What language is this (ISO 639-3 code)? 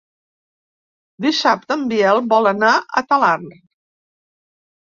cat